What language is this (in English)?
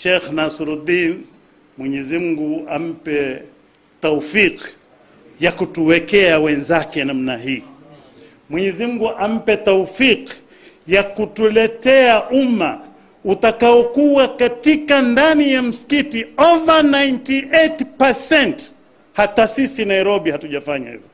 Swahili